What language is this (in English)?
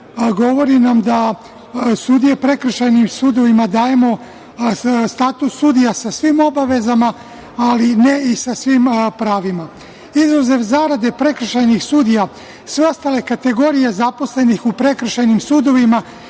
Serbian